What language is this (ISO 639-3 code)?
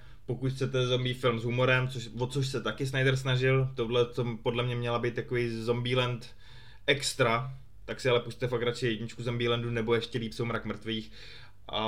ces